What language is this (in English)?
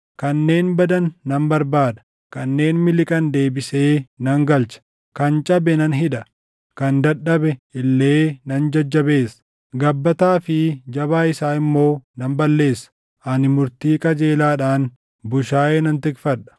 Oromo